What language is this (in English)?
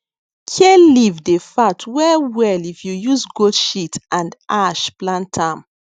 Nigerian Pidgin